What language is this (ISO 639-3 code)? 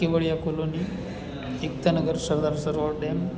guj